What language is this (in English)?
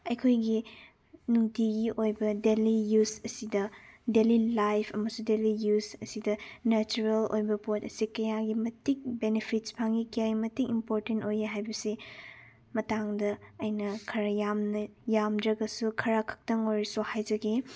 Manipuri